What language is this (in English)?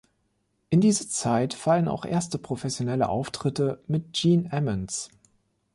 German